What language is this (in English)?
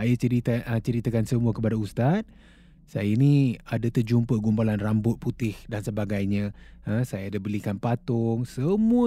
Malay